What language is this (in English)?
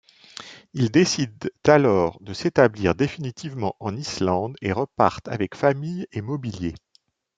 French